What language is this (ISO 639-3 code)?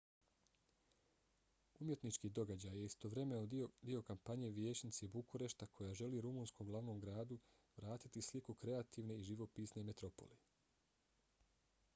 bos